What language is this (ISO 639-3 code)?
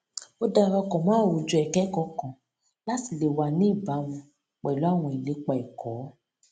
yor